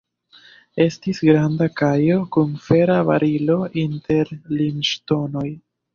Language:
Esperanto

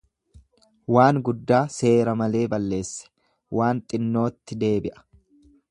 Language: Oromo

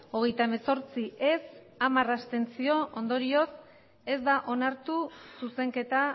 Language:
Basque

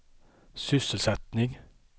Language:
Swedish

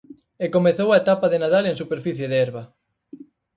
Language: Galician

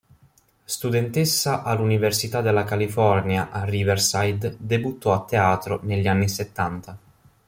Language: Italian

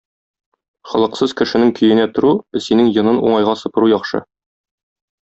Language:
Tatar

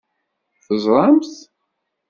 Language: Kabyle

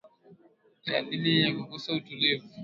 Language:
Swahili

